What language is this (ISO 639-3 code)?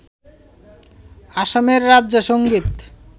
ben